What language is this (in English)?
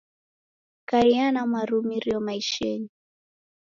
Taita